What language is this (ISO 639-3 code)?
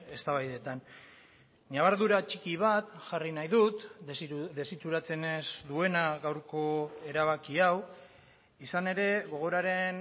eus